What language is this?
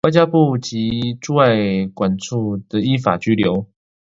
Chinese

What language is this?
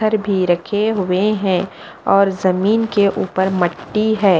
Hindi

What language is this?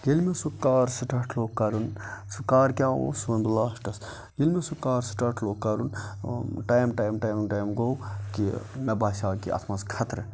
Kashmiri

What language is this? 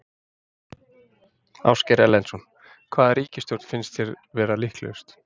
Icelandic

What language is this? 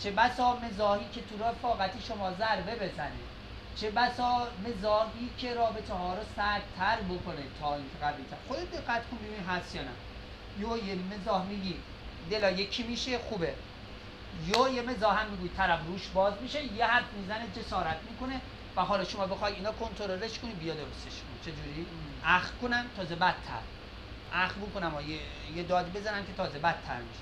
Persian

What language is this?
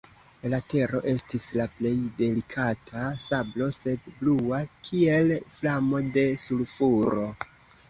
Esperanto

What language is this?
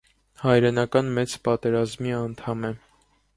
Armenian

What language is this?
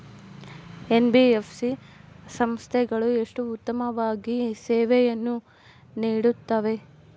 Kannada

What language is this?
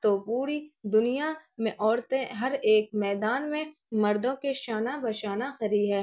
Urdu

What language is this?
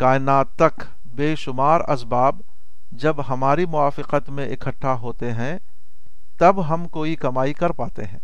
Urdu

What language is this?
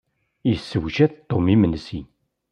Kabyle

